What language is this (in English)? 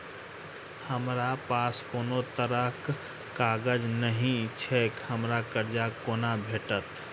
Maithili